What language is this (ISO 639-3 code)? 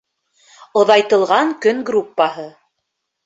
bak